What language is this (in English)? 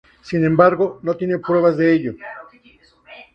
Spanish